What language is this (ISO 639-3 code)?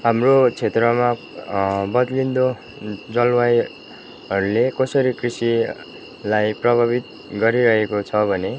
nep